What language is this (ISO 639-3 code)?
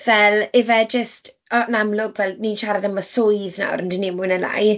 cym